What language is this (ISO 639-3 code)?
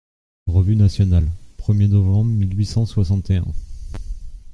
fra